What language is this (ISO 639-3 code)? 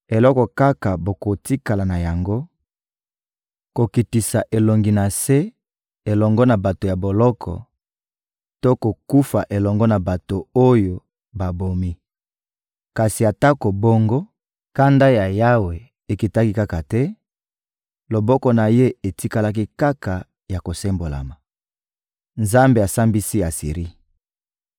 lin